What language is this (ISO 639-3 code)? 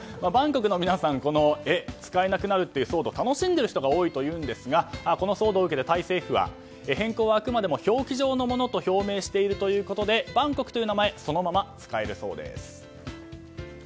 jpn